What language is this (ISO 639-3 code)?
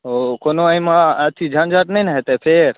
mai